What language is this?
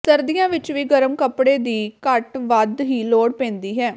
Punjabi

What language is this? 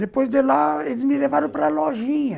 Portuguese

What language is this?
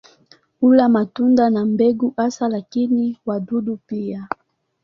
Swahili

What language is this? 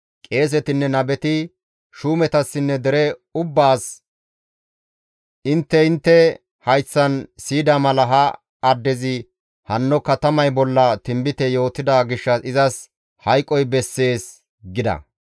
Gamo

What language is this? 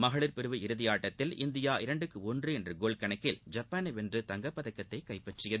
Tamil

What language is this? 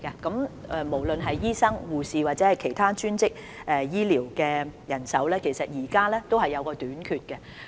Cantonese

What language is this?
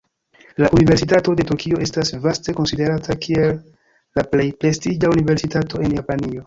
Esperanto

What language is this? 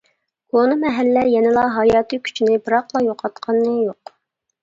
Uyghur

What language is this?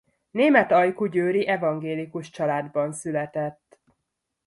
Hungarian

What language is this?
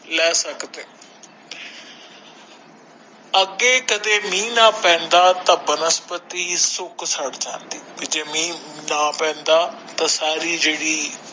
Punjabi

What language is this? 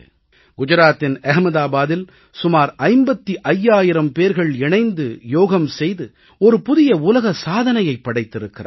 Tamil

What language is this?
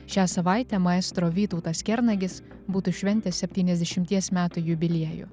Lithuanian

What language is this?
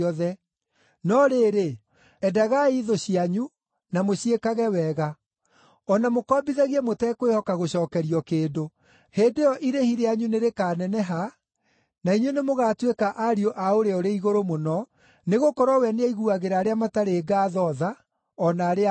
Kikuyu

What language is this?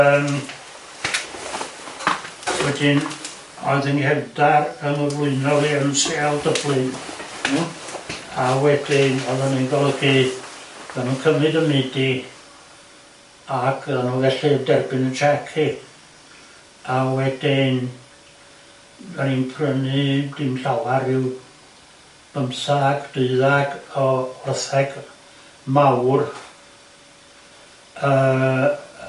Welsh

